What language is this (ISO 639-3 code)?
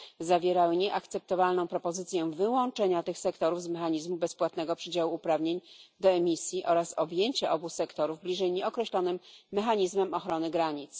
pol